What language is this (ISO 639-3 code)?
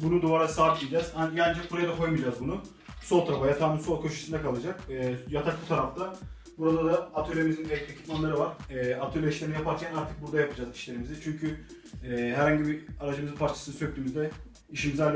tur